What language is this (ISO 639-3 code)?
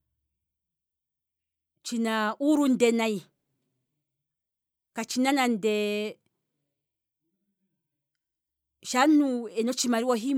kwm